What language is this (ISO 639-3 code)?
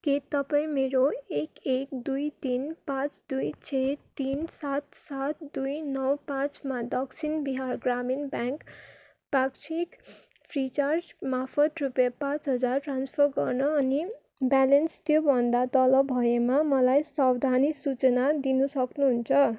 nep